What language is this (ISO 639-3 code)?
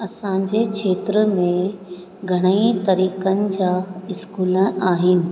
snd